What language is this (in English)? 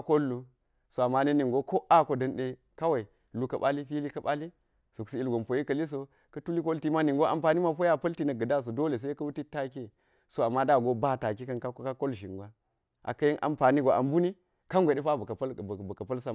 Geji